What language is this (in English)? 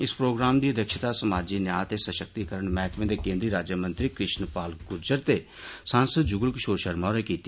Dogri